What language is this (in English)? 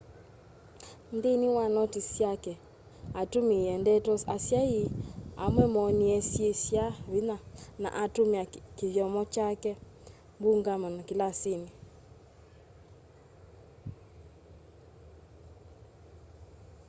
Kamba